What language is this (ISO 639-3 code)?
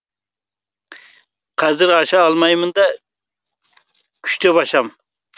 kaz